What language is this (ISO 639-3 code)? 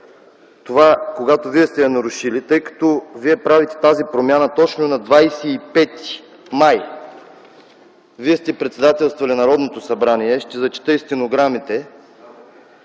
bul